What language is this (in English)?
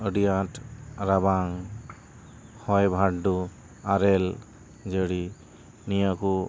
Santali